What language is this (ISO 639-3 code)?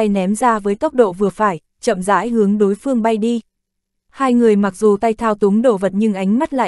vie